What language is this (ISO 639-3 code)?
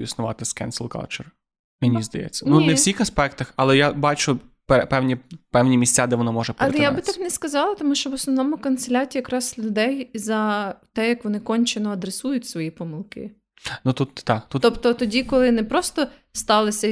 ukr